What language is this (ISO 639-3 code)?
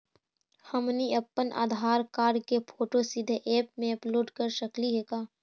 mag